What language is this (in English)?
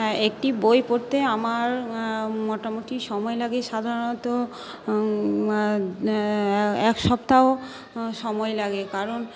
Bangla